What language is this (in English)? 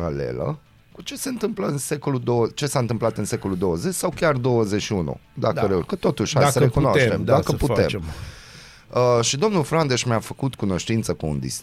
Romanian